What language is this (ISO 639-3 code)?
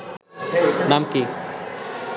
ben